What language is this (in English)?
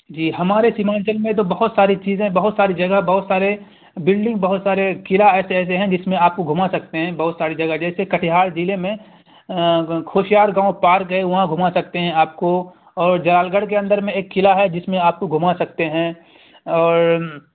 Urdu